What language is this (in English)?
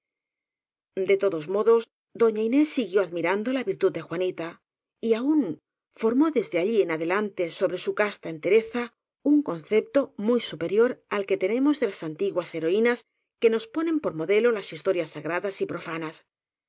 Spanish